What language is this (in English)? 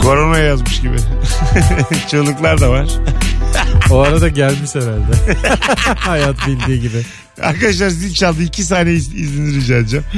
Turkish